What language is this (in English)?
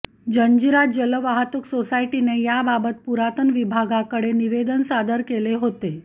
Marathi